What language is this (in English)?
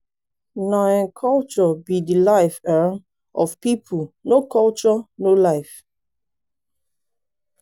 Nigerian Pidgin